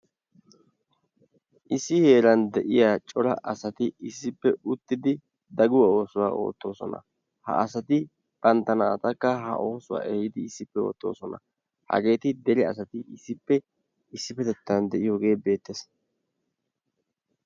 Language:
Wolaytta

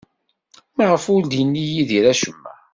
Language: Kabyle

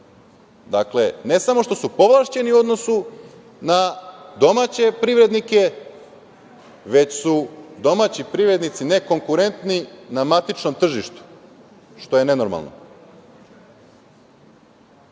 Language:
Serbian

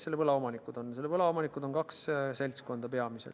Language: Estonian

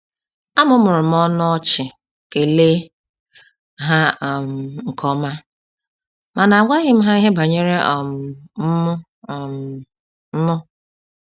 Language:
Igbo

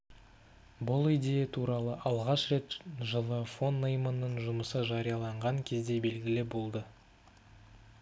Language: Kazakh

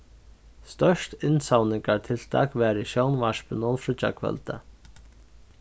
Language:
Faroese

